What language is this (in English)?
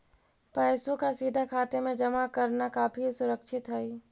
Magahi